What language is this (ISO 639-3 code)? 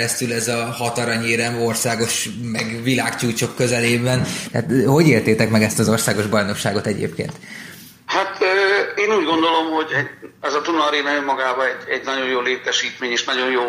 hun